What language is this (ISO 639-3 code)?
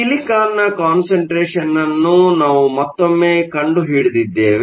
kan